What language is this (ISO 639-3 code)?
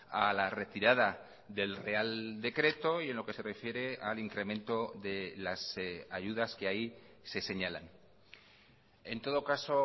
spa